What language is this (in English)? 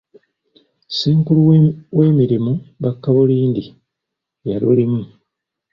Ganda